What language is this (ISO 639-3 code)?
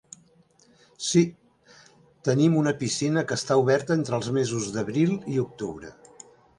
cat